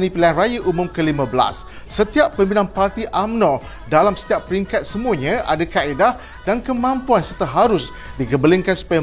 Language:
Malay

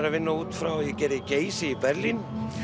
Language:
Icelandic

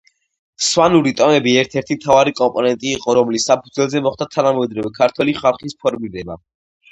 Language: Georgian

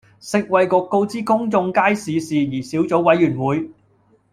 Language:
Cantonese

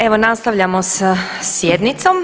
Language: Croatian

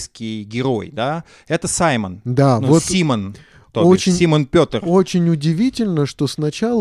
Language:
Russian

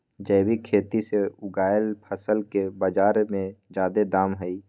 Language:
Magahi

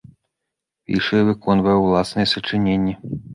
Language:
Belarusian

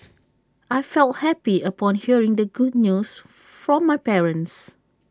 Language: English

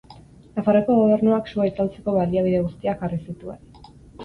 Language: Basque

